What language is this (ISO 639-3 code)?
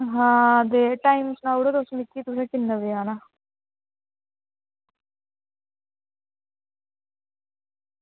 doi